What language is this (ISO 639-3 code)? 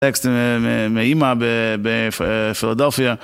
heb